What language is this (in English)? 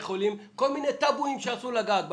Hebrew